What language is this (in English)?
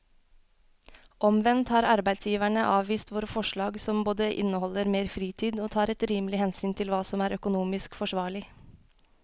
Norwegian